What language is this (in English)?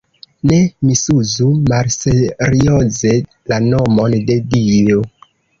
Esperanto